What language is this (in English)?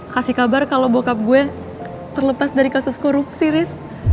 Indonesian